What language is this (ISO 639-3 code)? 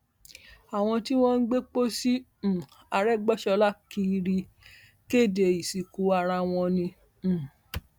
yor